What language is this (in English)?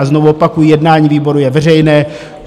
Czech